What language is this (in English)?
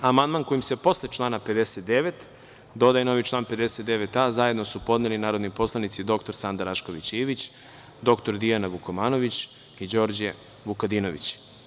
Serbian